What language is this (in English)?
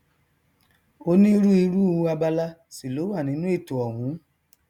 Yoruba